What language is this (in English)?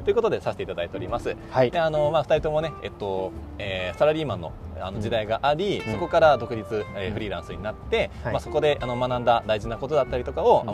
Japanese